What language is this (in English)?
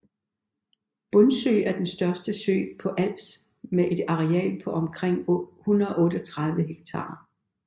Danish